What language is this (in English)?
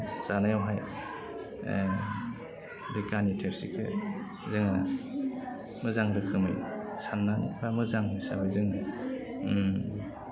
Bodo